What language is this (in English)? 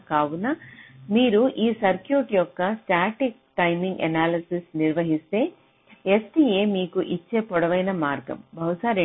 Telugu